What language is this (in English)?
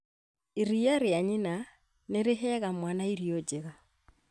Kikuyu